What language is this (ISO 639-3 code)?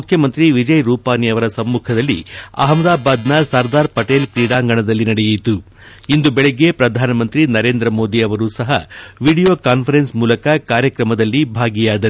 kan